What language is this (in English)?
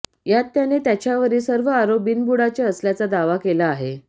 Marathi